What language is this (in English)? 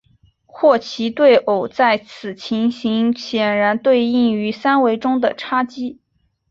Chinese